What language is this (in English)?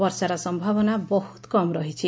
Odia